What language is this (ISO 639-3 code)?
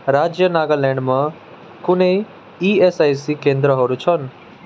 nep